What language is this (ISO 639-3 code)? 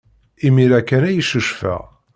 kab